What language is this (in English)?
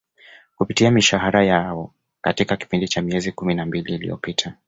Swahili